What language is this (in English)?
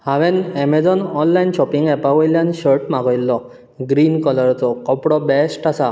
Konkani